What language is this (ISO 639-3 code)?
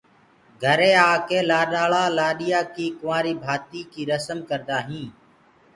ggg